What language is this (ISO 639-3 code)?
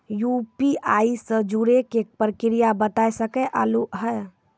mai